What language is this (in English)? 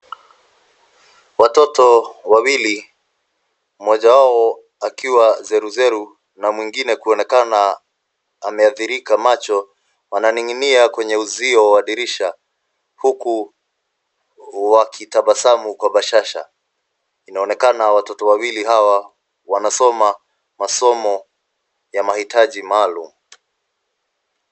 Swahili